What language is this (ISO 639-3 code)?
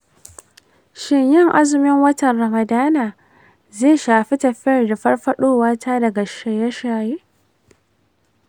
hau